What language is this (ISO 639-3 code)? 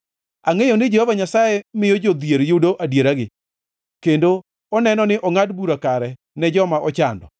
luo